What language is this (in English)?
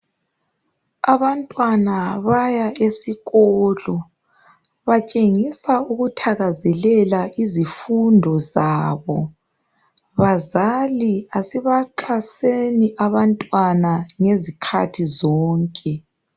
North Ndebele